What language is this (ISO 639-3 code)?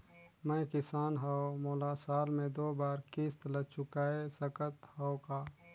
hne